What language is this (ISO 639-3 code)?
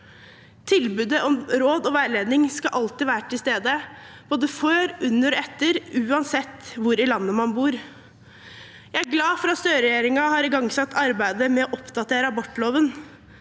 nor